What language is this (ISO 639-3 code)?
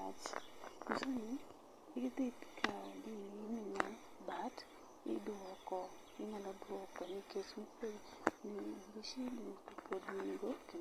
luo